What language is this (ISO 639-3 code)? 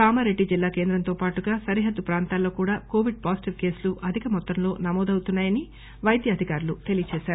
tel